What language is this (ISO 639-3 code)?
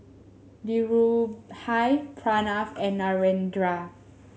eng